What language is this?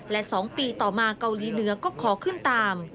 Thai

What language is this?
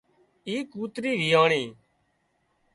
Wadiyara Koli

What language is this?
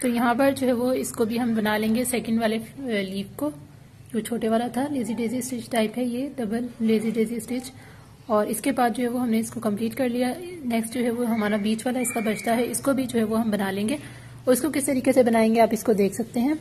Hindi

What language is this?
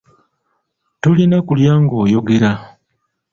Ganda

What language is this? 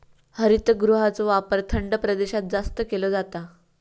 Marathi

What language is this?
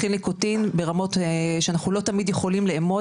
Hebrew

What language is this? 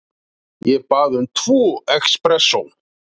Icelandic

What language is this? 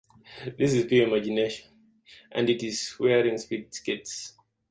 English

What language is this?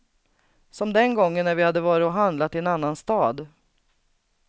Swedish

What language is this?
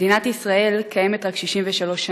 Hebrew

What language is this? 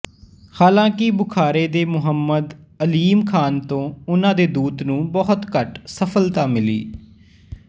Punjabi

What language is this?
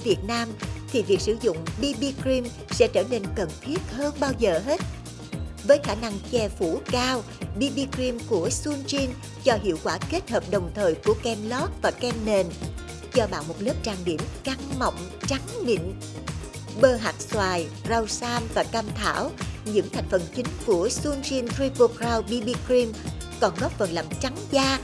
Vietnamese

